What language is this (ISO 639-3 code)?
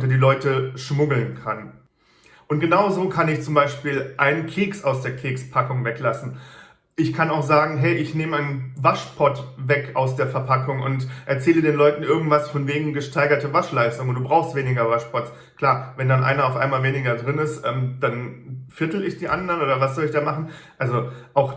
deu